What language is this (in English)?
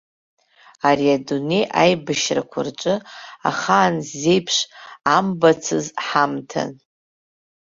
Abkhazian